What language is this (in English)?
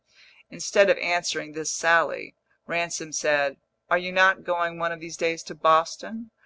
English